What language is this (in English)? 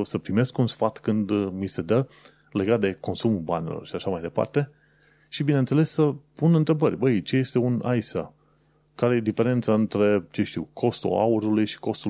Romanian